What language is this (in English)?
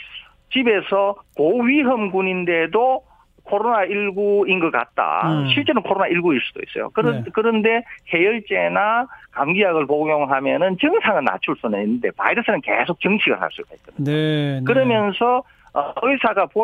Korean